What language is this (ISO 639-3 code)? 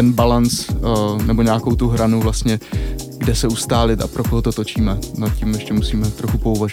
ces